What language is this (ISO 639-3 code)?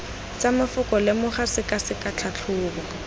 tsn